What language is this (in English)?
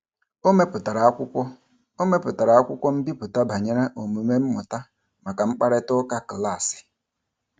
Igbo